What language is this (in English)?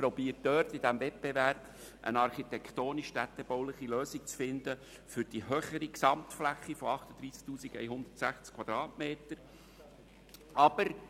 Swiss German